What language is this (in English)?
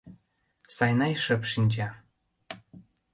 Mari